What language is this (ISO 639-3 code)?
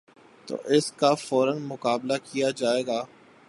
urd